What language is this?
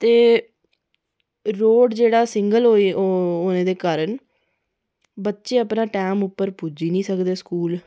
Dogri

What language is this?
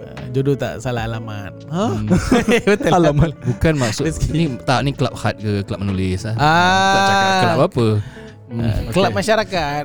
Malay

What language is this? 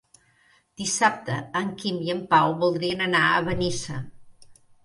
Catalan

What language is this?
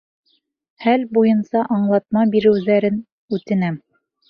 Bashkir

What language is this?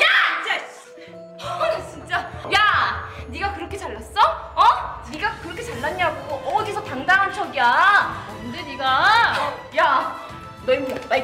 Korean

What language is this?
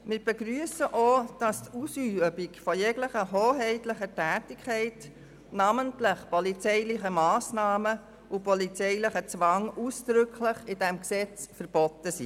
Swiss German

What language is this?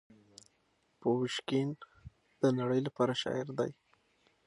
Pashto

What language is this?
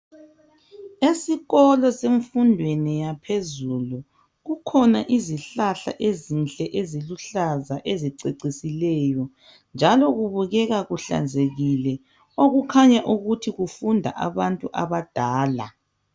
North Ndebele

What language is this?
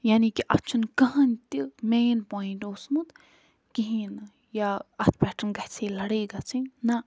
Kashmiri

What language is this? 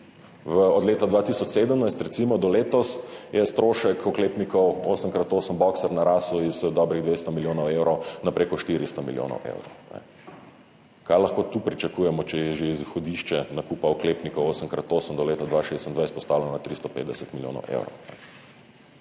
Slovenian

